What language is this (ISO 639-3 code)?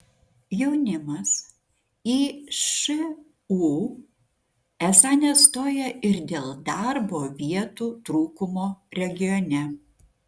lit